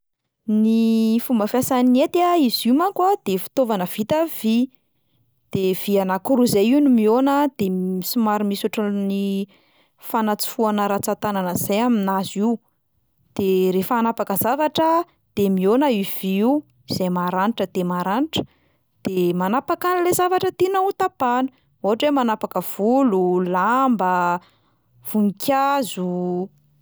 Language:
Malagasy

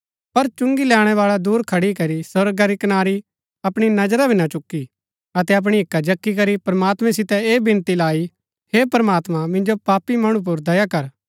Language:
Gaddi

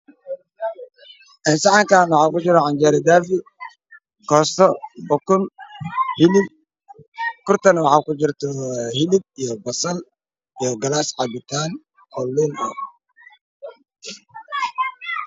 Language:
Somali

